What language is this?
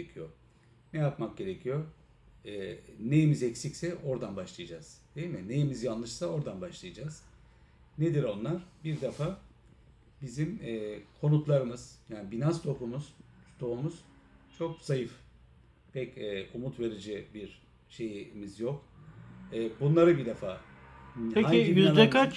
Turkish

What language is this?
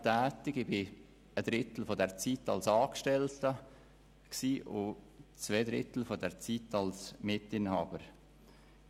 Swiss German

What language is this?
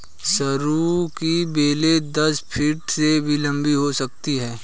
Hindi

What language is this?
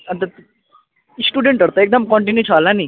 Nepali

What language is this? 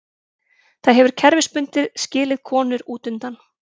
Icelandic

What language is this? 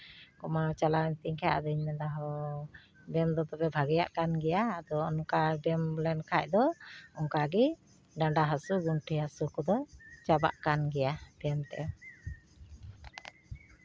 Santali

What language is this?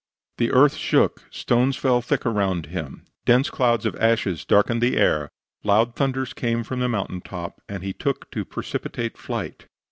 English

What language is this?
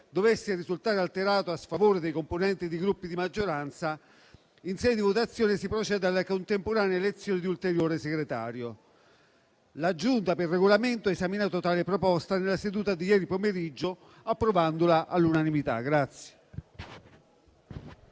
Italian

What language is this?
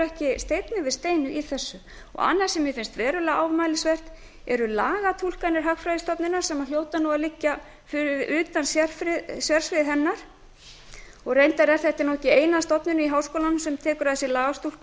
Icelandic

